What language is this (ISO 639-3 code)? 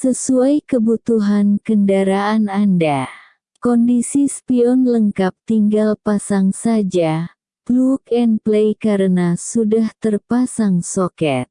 ind